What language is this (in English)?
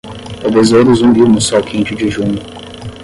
Portuguese